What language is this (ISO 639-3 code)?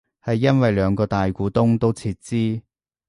yue